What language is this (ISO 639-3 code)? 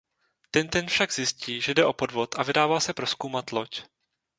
ces